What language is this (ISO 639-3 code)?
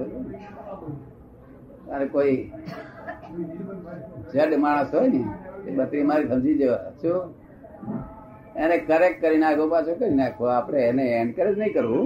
guj